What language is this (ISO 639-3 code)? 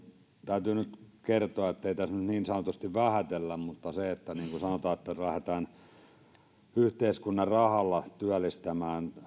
fin